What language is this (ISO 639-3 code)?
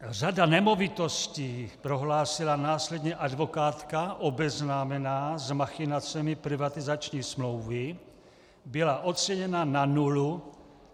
ces